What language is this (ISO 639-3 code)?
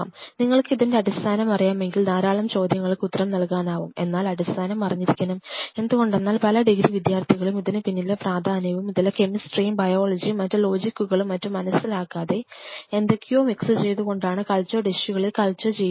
mal